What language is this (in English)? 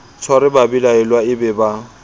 Southern Sotho